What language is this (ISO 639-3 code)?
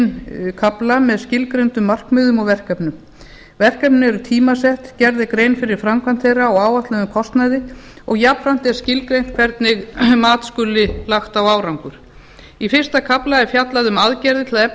isl